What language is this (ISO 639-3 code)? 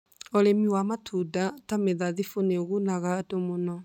kik